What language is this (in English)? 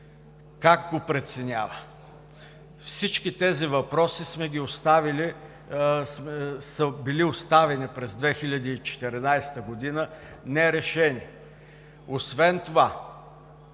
Bulgarian